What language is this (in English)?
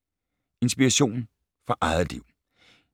Danish